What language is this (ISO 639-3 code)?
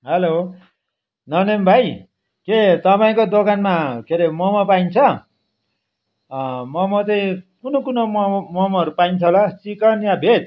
nep